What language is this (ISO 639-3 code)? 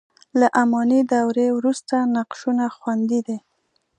pus